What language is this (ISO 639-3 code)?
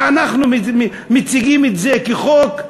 heb